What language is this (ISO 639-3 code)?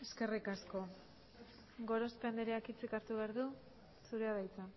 eus